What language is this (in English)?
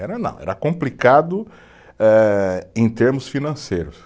Portuguese